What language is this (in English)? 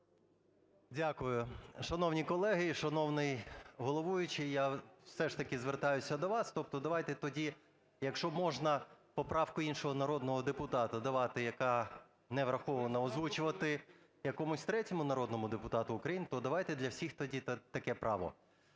Ukrainian